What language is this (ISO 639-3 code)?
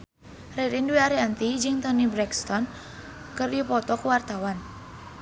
sun